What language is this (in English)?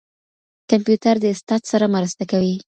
Pashto